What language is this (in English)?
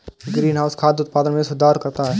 Hindi